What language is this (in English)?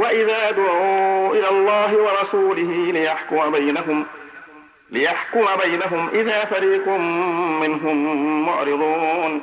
Arabic